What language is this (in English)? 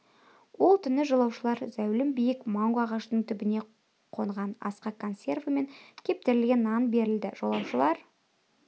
Kazakh